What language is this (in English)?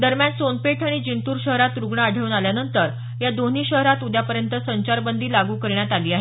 Marathi